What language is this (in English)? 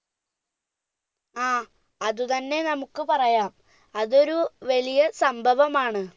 Malayalam